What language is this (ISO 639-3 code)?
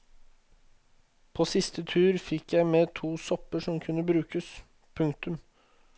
nor